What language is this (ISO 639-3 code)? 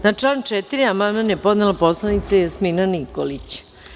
srp